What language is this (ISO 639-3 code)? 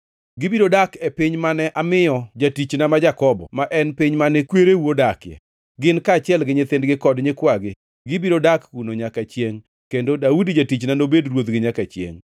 luo